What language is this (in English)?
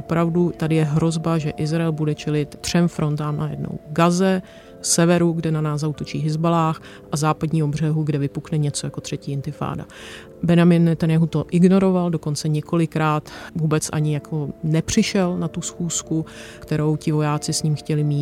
Czech